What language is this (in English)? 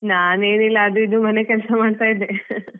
Kannada